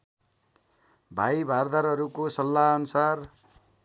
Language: Nepali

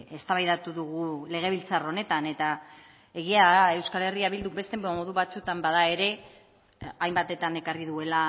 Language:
Basque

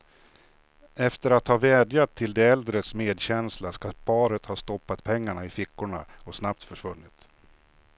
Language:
Swedish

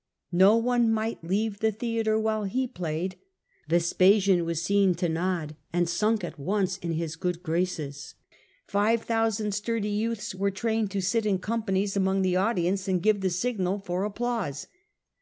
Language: English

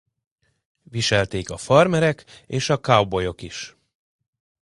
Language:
Hungarian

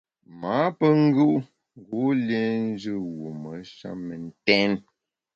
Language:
Bamun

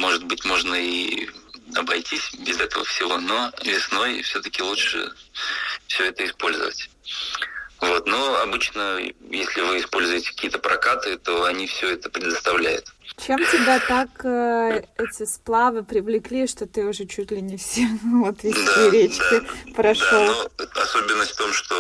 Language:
Russian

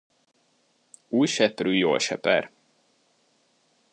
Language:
Hungarian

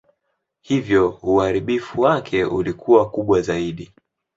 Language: Swahili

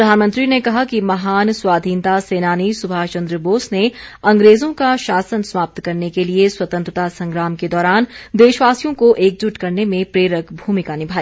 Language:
Hindi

